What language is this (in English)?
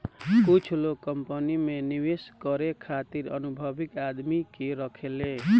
Bhojpuri